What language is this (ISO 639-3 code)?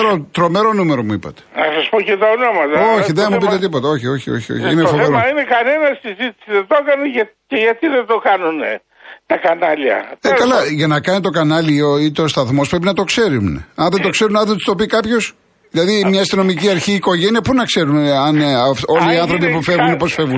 ell